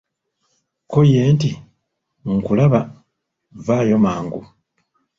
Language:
Ganda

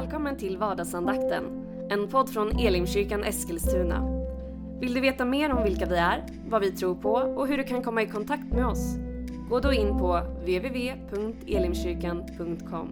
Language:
Swedish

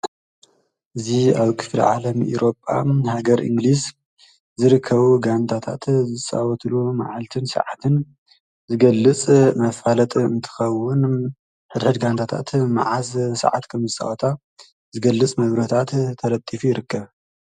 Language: Tigrinya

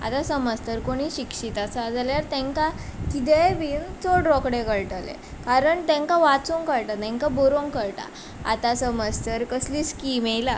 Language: Konkani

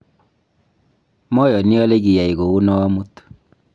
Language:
Kalenjin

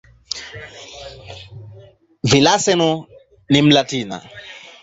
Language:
Swahili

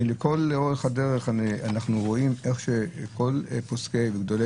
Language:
Hebrew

